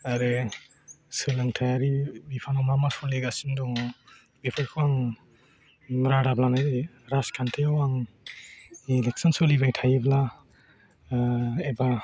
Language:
Bodo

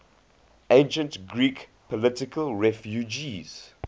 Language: English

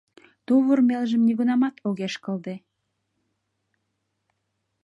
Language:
Mari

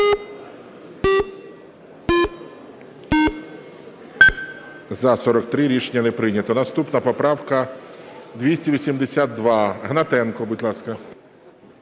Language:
Ukrainian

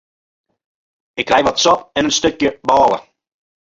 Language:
Western Frisian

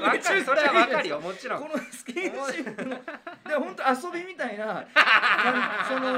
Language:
Japanese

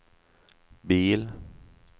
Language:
Swedish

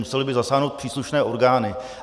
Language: Czech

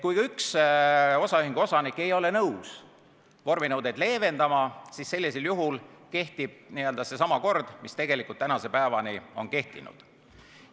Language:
Estonian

